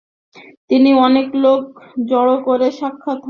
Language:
Bangla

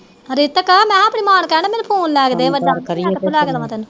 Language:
Punjabi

